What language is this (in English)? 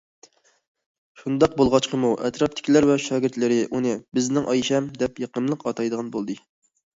Uyghur